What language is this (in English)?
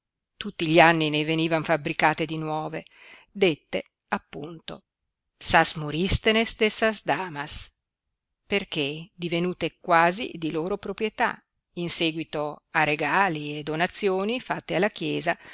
Italian